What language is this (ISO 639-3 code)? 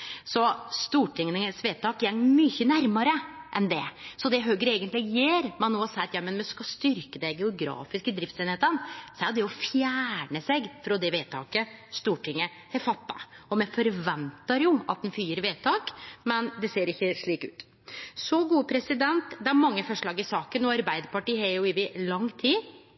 nno